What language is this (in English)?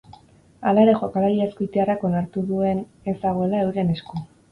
Basque